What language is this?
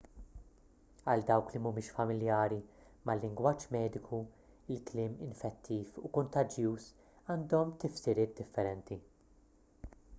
Maltese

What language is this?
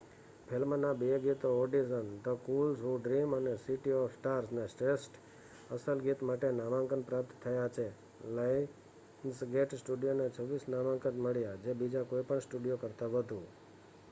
Gujarati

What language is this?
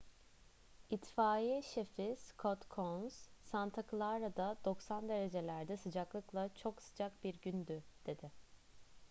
Turkish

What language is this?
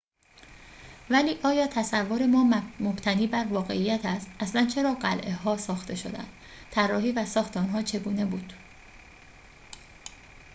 Persian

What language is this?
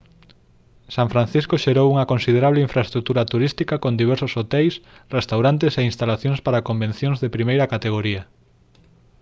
Galician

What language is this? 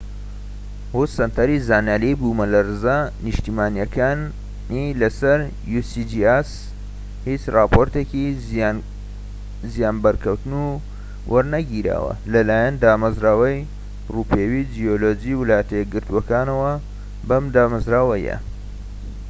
Central Kurdish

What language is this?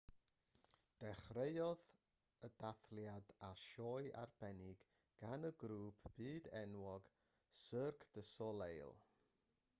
Welsh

